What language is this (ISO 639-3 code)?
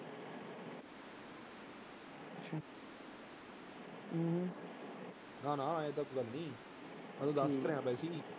pan